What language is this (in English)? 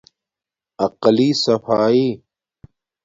Domaaki